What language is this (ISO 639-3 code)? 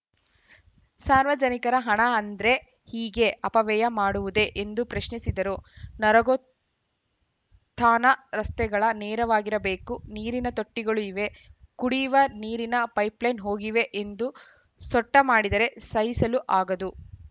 kan